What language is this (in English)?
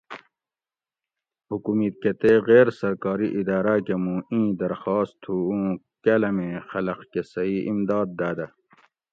Gawri